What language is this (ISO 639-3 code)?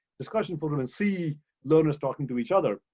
eng